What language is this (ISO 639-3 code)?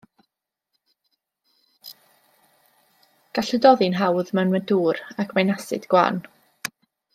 cym